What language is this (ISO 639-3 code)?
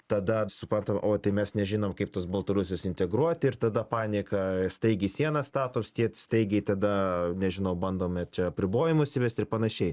lit